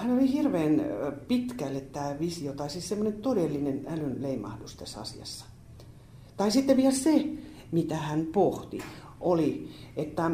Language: Finnish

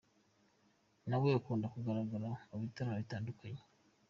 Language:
Kinyarwanda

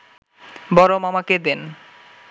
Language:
Bangla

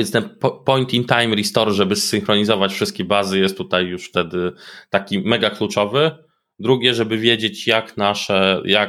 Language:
Polish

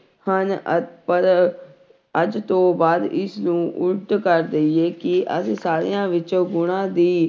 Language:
Punjabi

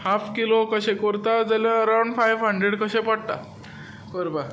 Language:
Konkani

